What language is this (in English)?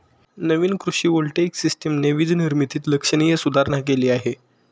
Marathi